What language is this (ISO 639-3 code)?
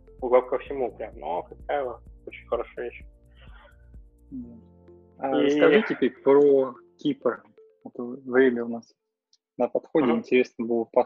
rus